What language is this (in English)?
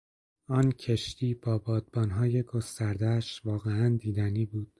Persian